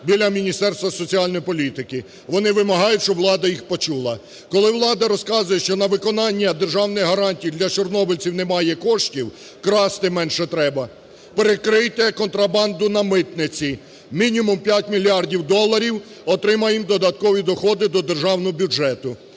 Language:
Ukrainian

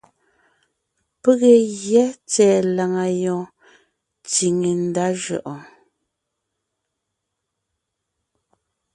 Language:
Ngiemboon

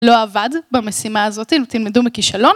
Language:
Hebrew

